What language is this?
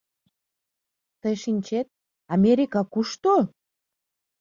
Mari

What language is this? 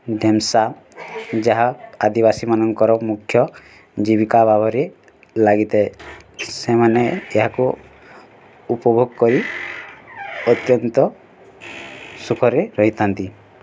Odia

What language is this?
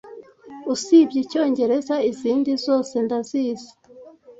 Kinyarwanda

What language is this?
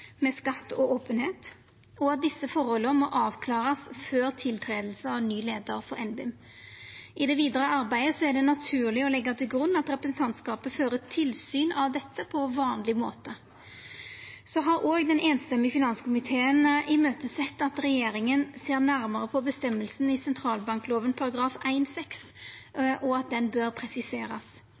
Norwegian Nynorsk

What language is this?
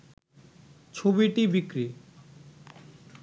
Bangla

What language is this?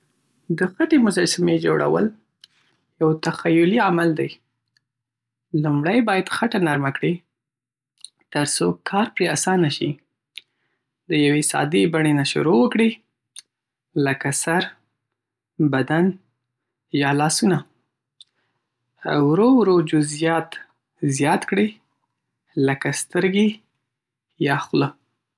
Pashto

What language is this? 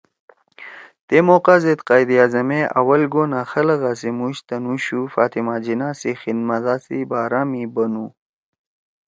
Torwali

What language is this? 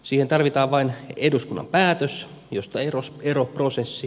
Finnish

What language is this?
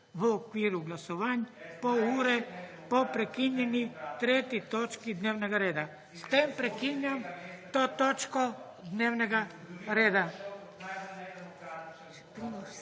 Slovenian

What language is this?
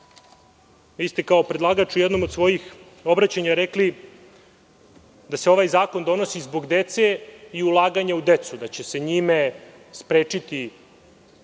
Serbian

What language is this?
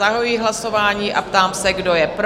Czech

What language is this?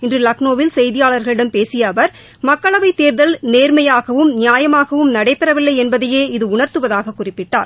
Tamil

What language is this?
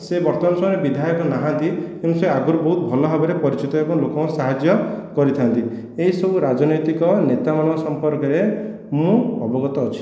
Odia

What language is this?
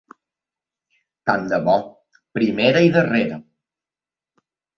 Catalan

